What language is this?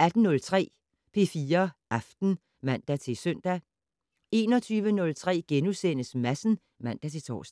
Danish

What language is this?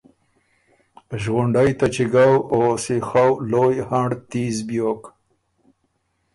Ormuri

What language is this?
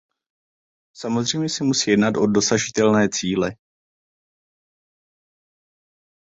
Czech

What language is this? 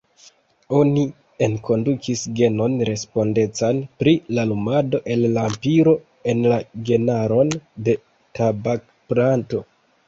Esperanto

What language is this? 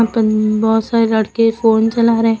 Hindi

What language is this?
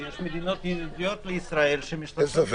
Hebrew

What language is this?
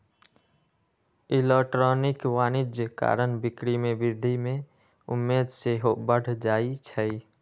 Magahi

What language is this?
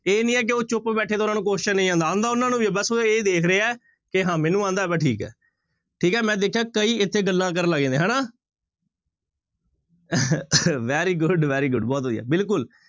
Punjabi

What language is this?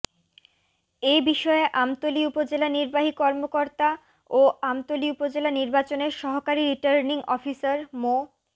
Bangla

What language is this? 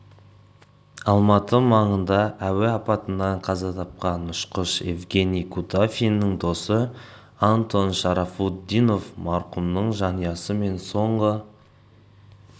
Kazakh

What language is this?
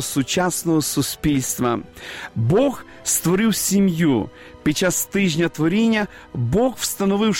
Ukrainian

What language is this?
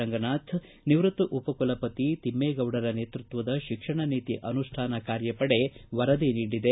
Kannada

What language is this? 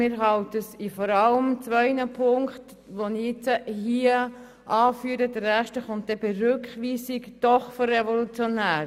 Swiss German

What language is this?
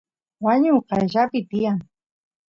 Santiago del Estero Quichua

